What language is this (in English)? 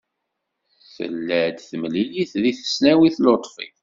Kabyle